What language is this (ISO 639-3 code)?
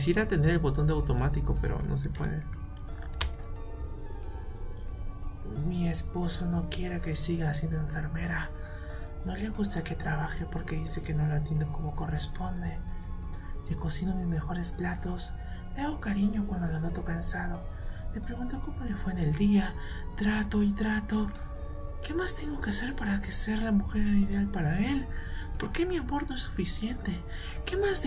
spa